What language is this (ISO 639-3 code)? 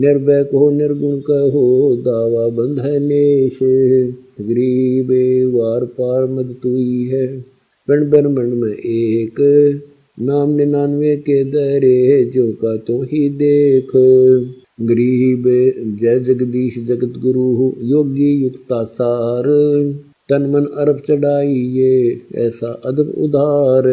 hin